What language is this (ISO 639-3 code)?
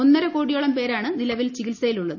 mal